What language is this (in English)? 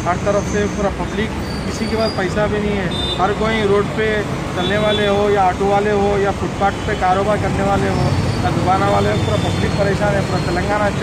Romanian